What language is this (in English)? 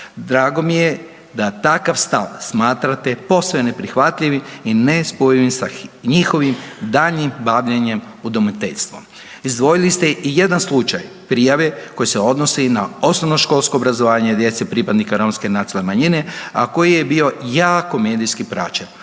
Croatian